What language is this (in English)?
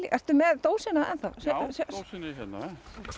Icelandic